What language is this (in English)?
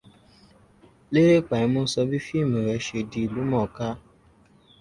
Yoruba